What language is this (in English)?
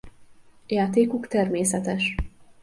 Hungarian